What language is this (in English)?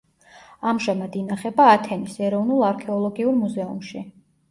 Georgian